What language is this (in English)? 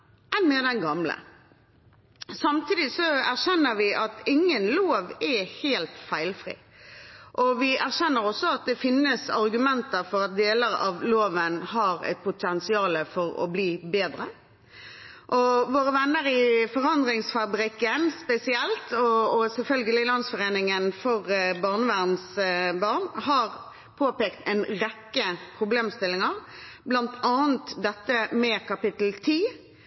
Norwegian Bokmål